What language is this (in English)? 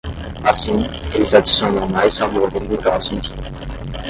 Portuguese